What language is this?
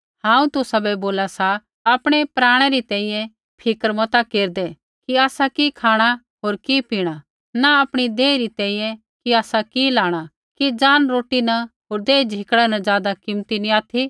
Kullu Pahari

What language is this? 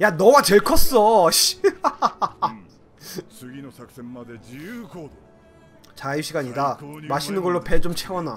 Korean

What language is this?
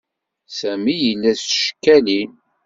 Kabyle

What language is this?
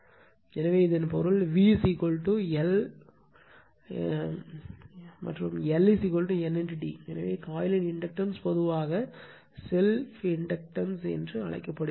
Tamil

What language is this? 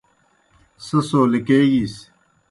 Kohistani Shina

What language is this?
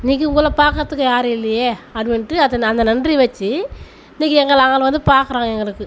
Tamil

